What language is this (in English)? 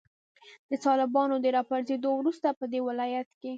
Pashto